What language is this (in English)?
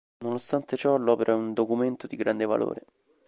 Italian